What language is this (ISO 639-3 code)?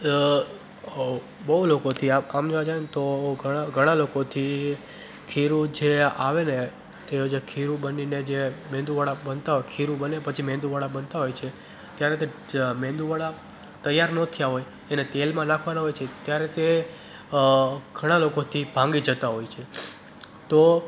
guj